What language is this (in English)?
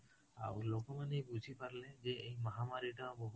Odia